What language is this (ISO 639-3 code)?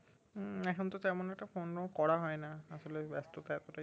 ben